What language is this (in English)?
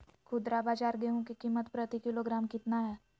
Magahi